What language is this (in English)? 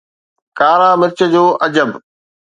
Sindhi